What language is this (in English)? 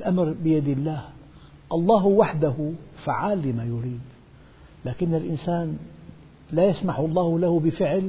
Arabic